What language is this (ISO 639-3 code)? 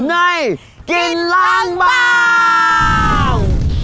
tha